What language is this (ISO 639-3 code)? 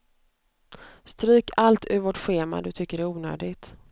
swe